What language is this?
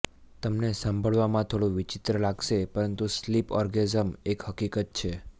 Gujarati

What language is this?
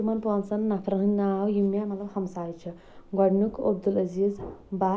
Kashmiri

